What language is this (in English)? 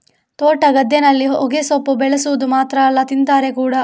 Kannada